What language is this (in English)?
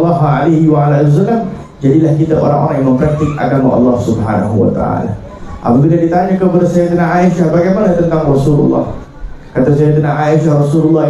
Malay